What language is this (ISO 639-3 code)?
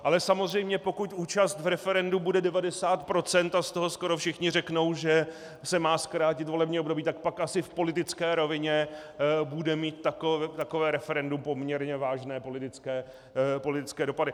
ces